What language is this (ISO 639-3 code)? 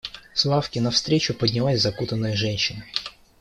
rus